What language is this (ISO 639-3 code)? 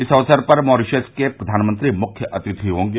hin